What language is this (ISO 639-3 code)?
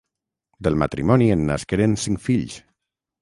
cat